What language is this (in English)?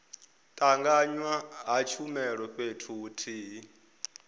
Venda